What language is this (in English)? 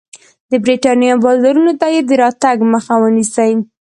Pashto